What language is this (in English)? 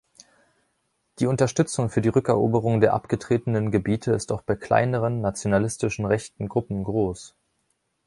German